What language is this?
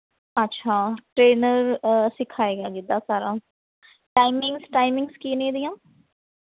Punjabi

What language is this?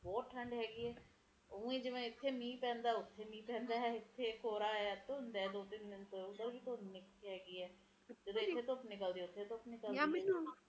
Punjabi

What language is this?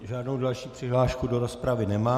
Czech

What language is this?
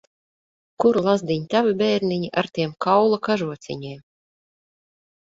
Latvian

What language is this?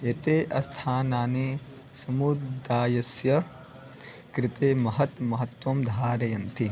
Sanskrit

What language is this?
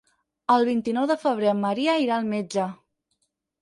Catalan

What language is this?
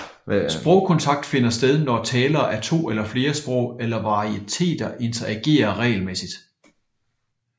Danish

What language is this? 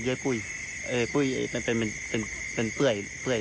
Thai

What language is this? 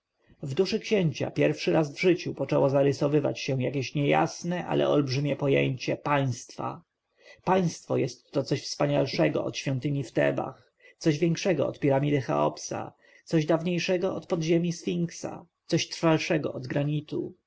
Polish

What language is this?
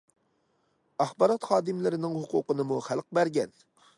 Uyghur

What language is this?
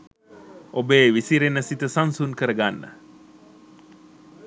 Sinhala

